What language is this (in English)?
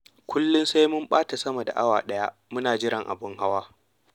Hausa